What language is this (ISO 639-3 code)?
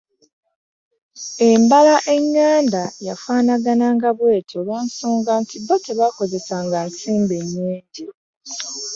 lug